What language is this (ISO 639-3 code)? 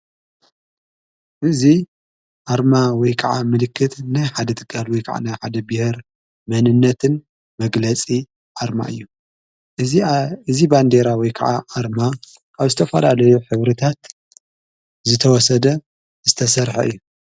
tir